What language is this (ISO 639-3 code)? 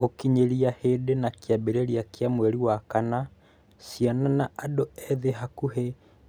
kik